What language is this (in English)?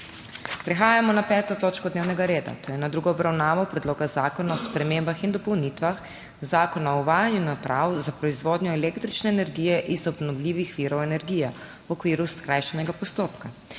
Slovenian